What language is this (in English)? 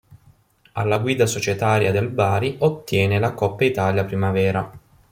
Italian